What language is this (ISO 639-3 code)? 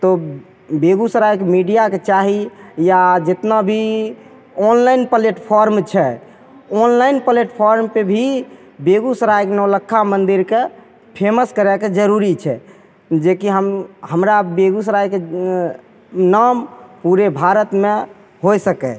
mai